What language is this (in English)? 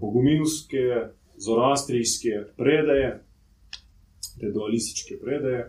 Croatian